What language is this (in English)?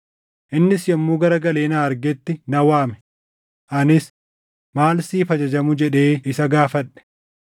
Oromo